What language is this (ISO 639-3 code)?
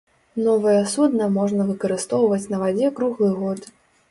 bel